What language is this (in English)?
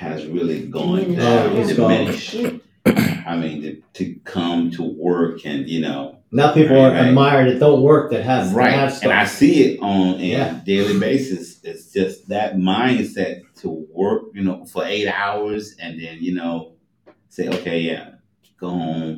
English